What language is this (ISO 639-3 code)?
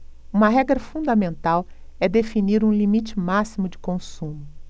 por